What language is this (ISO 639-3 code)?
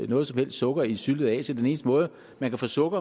dan